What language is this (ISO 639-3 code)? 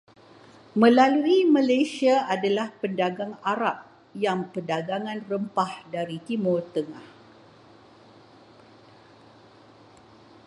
msa